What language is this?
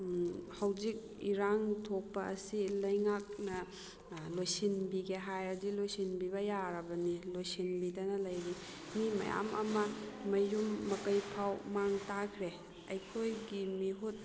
Manipuri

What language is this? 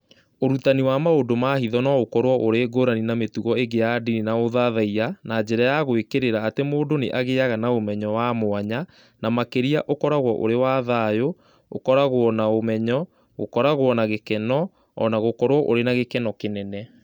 Kikuyu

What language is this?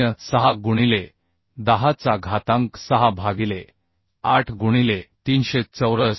Marathi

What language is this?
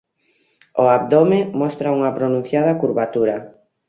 Galician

